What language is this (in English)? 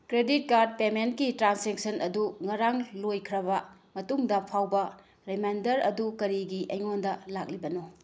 Manipuri